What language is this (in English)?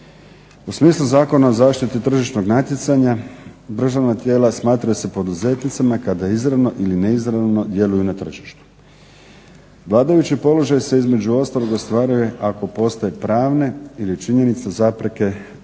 Croatian